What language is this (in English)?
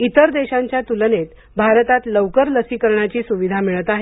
Marathi